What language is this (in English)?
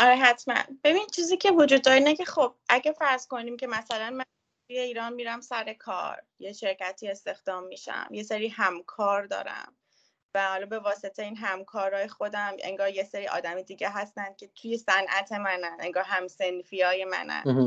Persian